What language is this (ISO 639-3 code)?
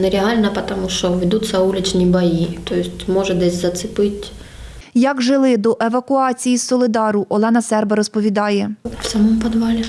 ukr